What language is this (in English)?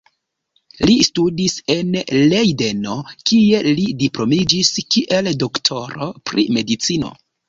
Esperanto